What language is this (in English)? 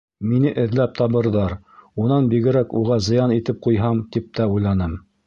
Bashkir